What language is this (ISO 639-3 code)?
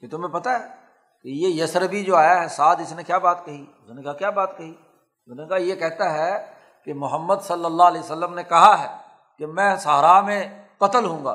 urd